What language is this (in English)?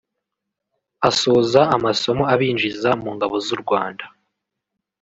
Kinyarwanda